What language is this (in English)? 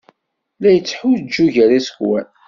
Kabyle